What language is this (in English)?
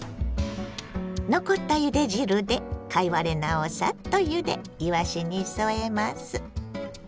Japanese